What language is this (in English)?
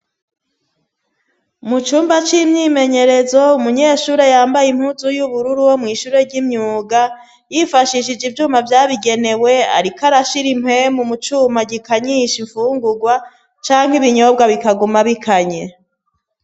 Rundi